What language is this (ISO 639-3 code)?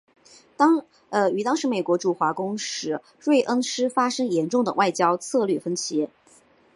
zho